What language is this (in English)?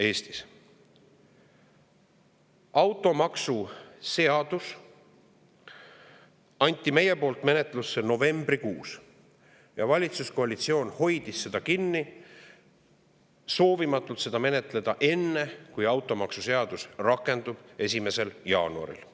Estonian